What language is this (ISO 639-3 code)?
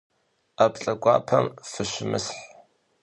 kbd